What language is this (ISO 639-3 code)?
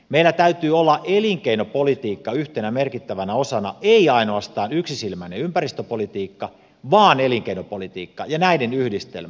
fin